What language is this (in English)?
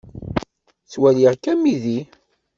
Kabyle